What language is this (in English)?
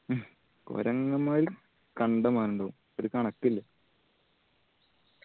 Malayalam